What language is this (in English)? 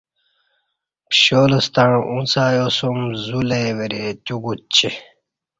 Kati